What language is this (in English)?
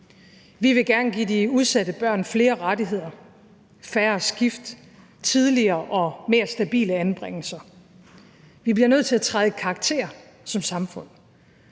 Danish